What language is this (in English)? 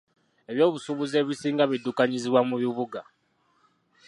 Ganda